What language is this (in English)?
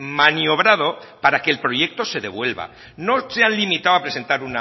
Spanish